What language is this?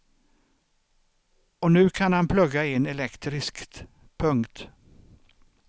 Swedish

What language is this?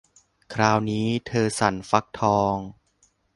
Thai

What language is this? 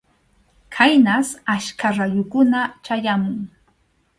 Arequipa-La Unión Quechua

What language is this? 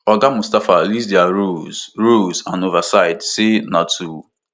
Nigerian Pidgin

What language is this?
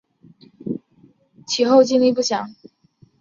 Chinese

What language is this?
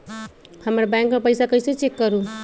Magahi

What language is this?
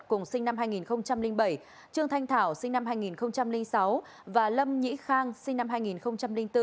Vietnamese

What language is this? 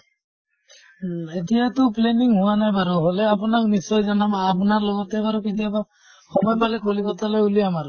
Assamese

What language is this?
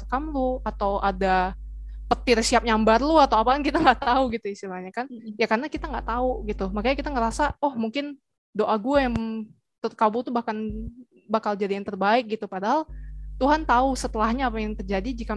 Indonesian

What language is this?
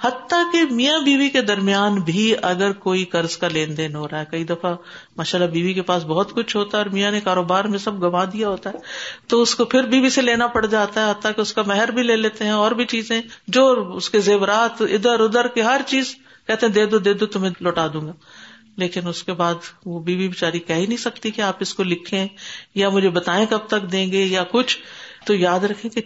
Urdu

